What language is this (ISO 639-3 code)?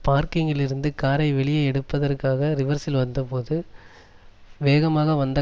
tam